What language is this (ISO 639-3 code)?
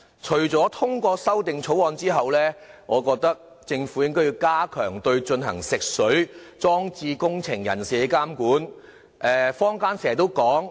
yue